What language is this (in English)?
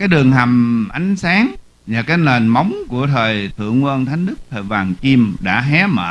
Vietnamese